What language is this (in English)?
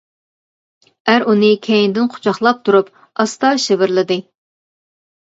Uyghur